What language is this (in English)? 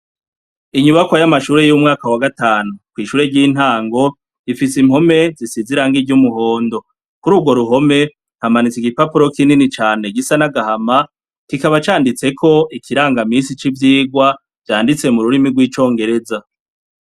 Rundi